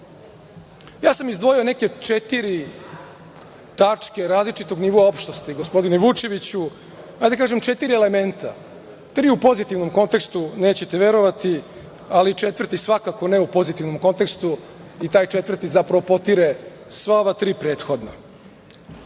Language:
Serbian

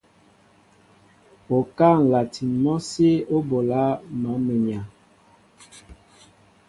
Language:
Mbo (Cameroon)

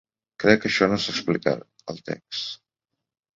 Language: Catalan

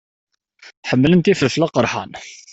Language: Kabyle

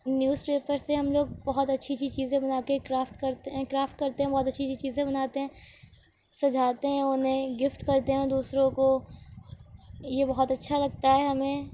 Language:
Urdu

